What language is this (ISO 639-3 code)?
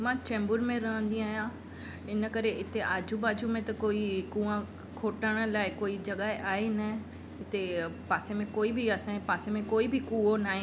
snd